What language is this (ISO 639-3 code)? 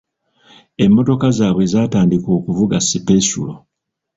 lug